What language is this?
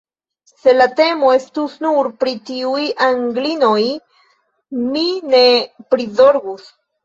Esperanto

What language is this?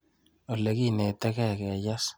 Kalenjin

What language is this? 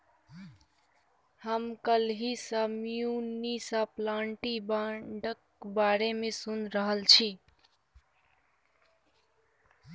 Maithili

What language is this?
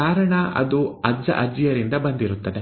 Kannada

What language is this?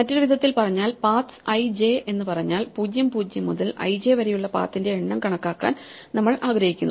Malayalam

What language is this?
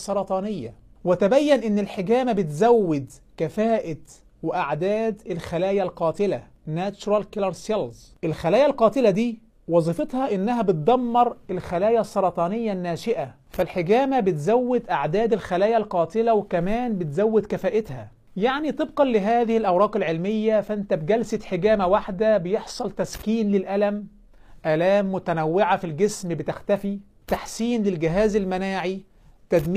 Arabic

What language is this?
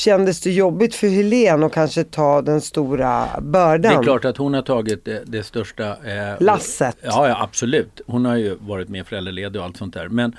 Swedish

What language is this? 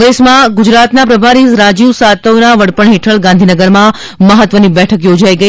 Gujarati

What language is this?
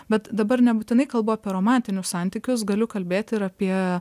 Lithuanian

